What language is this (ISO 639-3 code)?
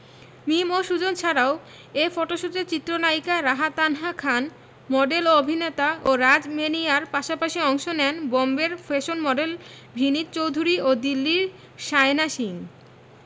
ben